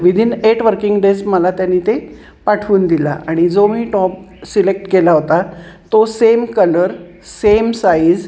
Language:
Marathi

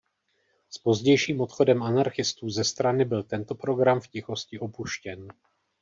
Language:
Czech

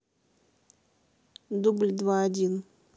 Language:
Russian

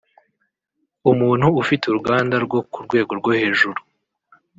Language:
Kinyarwanda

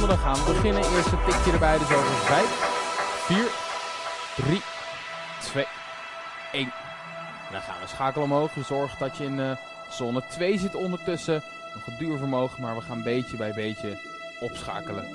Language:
Dutch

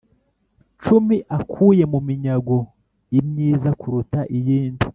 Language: Kinyarwanda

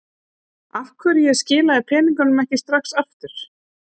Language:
Icelandic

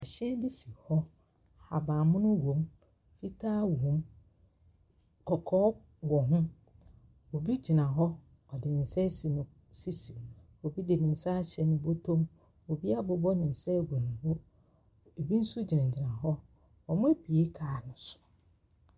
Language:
Akan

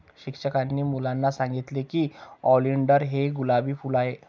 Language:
Marathi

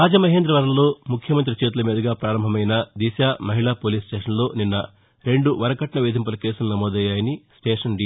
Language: Telugu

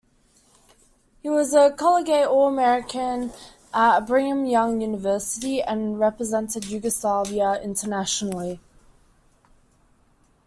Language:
English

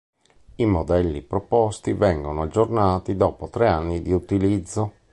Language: Italian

